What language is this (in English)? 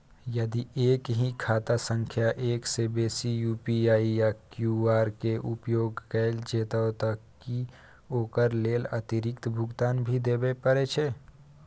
Maithili